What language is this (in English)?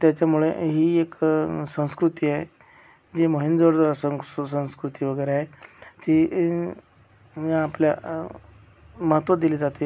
Marathi